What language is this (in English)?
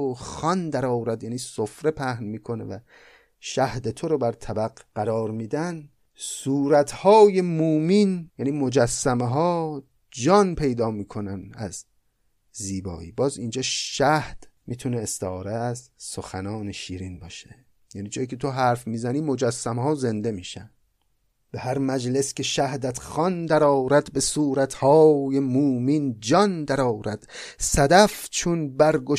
Persian